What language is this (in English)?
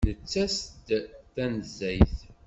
Kabyle